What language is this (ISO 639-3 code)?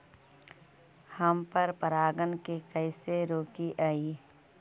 mag